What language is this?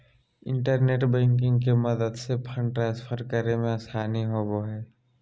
Magahi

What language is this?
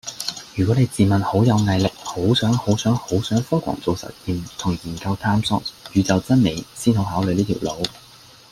Cantonese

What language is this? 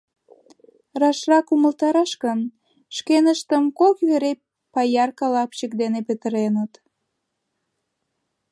Mari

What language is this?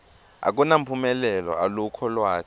Swati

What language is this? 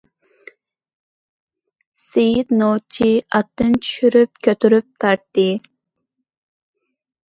Uyghur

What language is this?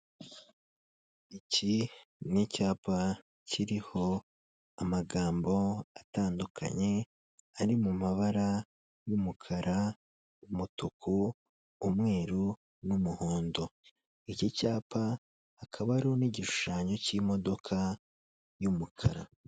Kinyarwanda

